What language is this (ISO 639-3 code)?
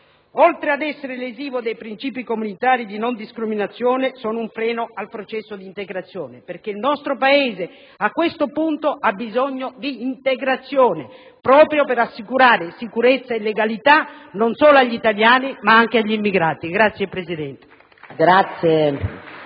ita